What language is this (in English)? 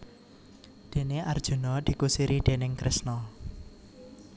Javanese